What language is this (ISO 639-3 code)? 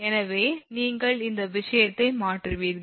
tam